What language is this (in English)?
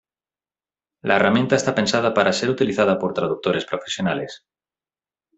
Spanish